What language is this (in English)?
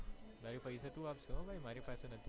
Gujarati